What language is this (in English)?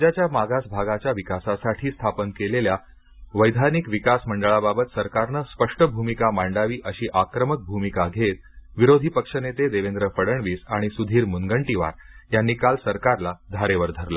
Marathi